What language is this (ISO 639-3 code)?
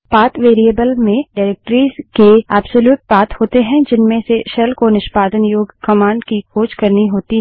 hin